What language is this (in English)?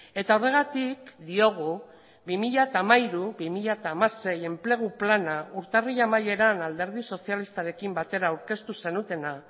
Basque